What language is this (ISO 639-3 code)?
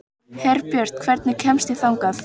isl